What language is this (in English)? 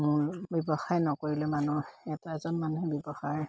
Assamese